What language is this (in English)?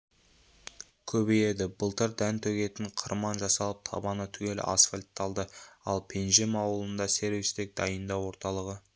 Kazakh